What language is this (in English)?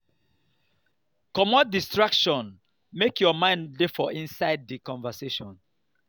Nigerian Pidgin